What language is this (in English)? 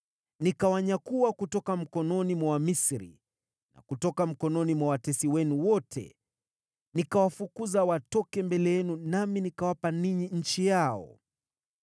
Swahili